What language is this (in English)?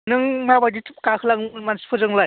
Bodo